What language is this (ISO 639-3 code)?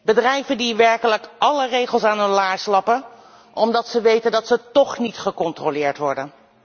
nld